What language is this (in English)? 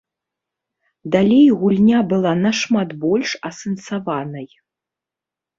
Belarusian